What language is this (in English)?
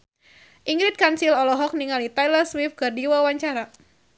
Sundanese